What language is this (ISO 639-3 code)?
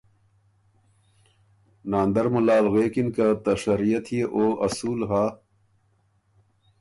oru